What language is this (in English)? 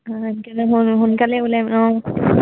Assamese